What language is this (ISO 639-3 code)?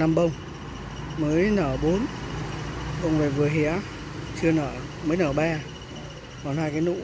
vie